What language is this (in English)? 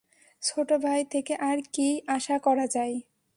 Bangla